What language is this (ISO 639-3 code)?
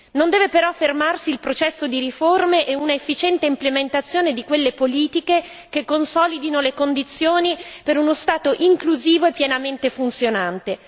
ita